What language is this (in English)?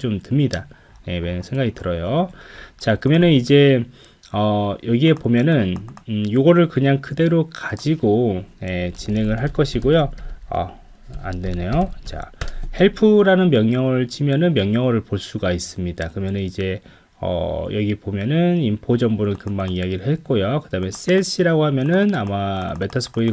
Korean